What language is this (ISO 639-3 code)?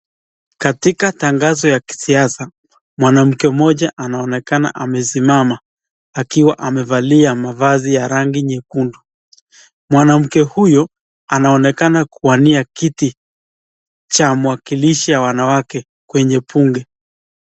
swa